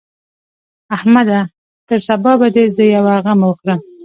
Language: Pashto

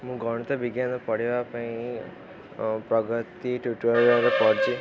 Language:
Odia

